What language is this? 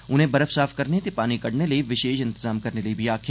Dogri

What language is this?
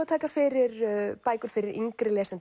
Icelandic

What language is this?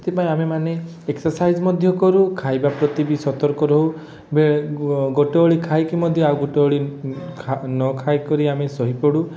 Odia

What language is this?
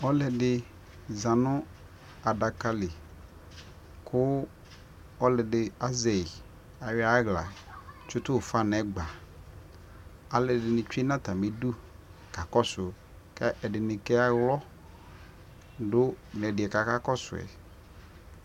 Ikposo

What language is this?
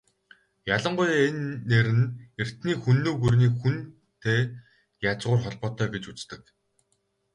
Mongolian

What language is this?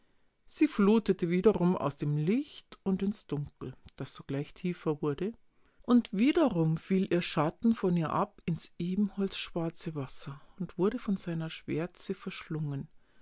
German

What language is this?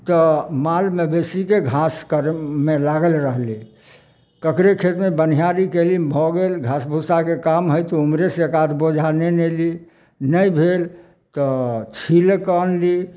Maithili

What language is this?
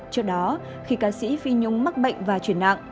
Vietnamese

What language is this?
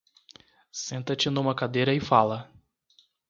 Portuguese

